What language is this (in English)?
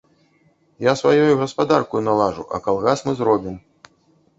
Belarusian